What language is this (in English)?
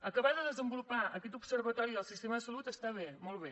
Catalan